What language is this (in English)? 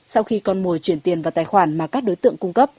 Vietnamese